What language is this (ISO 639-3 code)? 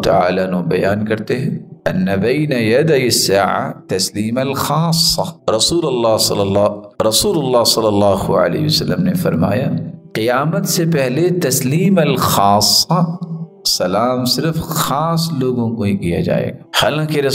ara